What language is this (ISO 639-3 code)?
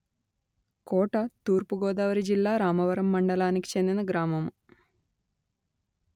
tel